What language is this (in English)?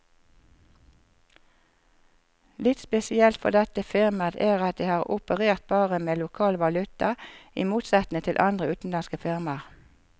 Norwegian